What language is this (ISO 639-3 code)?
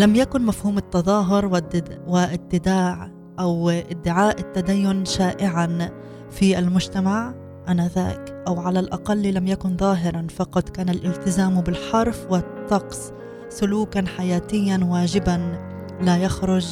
ara